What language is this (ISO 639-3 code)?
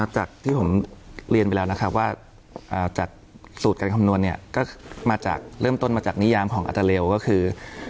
tha